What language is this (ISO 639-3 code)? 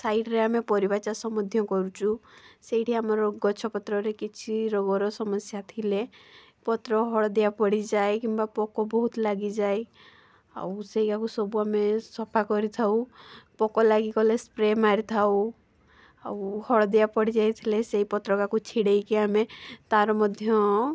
ori